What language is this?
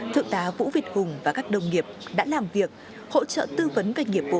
Vietnamese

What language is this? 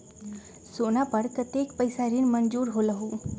Magahi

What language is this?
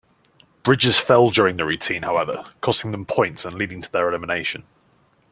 English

